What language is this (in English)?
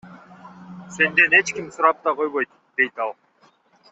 Kyrgyz